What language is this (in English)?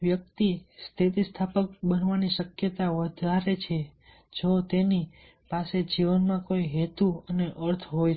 Gujarati